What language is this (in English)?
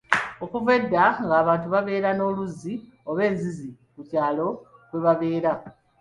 Ganda